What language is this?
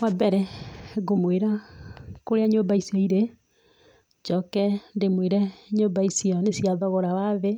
Kikuyu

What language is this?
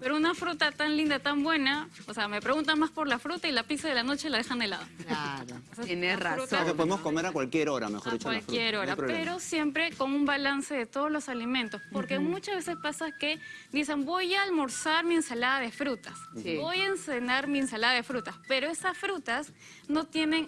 Spanish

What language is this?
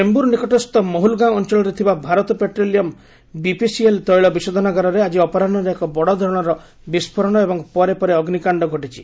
Odia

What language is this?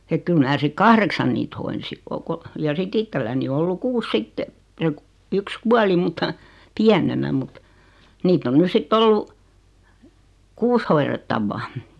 Finnish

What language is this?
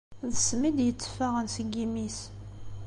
Kabyle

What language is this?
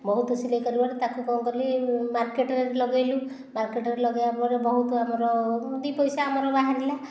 Odia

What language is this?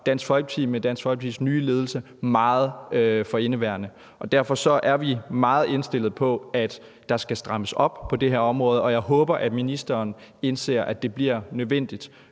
Danish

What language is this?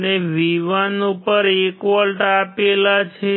Gujarati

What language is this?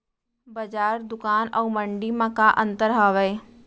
Chhattisgarhi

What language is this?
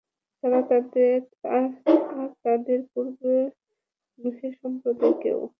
Bangla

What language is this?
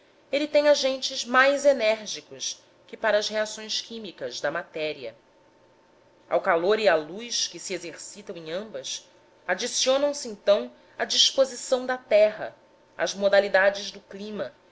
Portuguese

